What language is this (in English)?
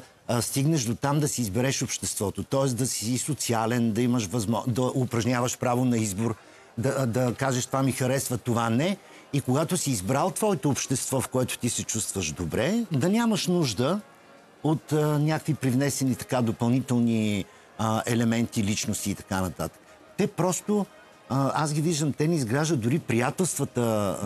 Bulgarian